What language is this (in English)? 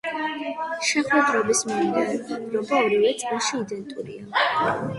Georgian